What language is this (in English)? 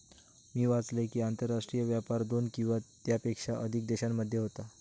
Marathi